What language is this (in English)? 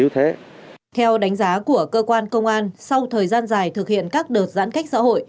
Vietnamese